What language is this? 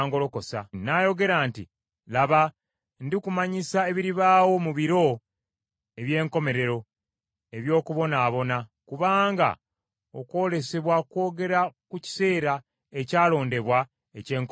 Ganda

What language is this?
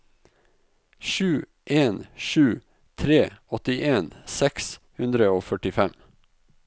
Norwegian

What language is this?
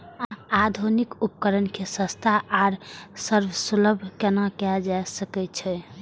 Maithili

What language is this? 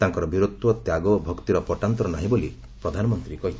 Odia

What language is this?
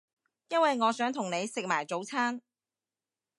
Cantonese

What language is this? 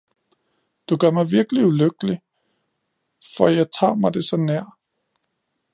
Danish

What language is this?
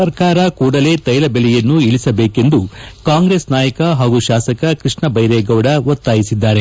Kannada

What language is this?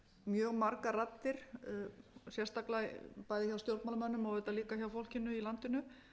Icelandic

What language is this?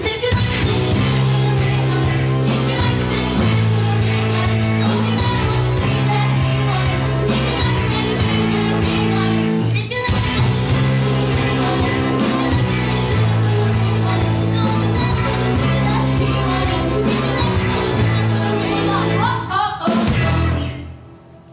Icelandic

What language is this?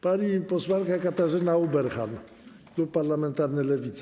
Polish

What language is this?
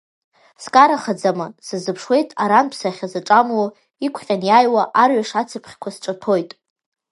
Abkhazian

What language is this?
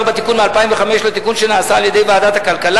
Hebrew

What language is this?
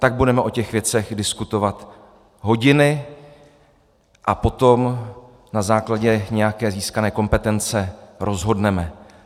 Czech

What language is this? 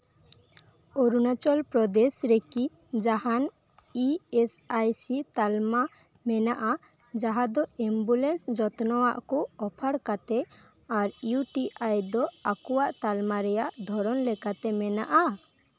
Santali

